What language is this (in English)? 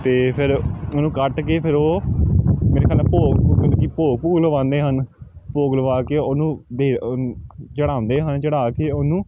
Punjabi